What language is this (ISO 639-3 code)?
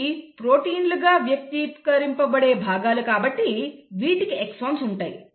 tel